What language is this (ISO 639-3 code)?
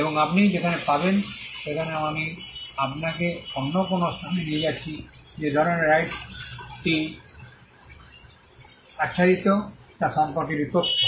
ben